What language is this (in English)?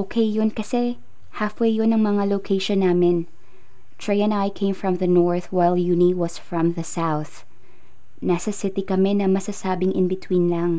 Filipino